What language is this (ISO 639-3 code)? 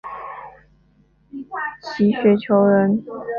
zho